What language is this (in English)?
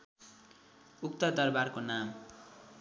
Nepali